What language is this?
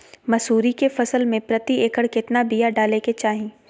Magahi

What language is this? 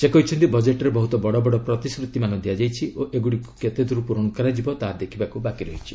Odia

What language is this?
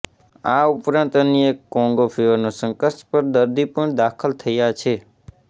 Gujarati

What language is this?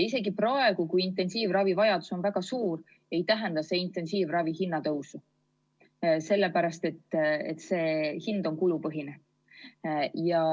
Estonian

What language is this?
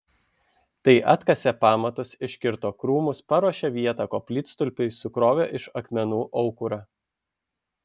Lithuanian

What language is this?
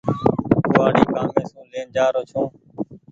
Goaria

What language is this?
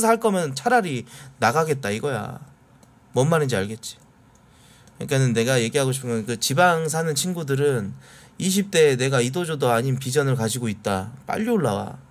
Korean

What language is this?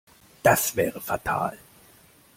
German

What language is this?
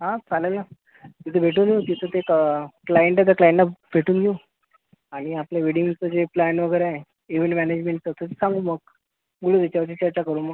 Marathi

